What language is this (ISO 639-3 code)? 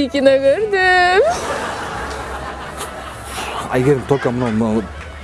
rus